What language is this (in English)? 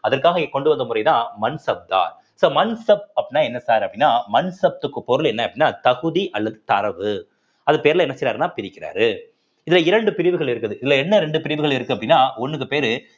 Tamil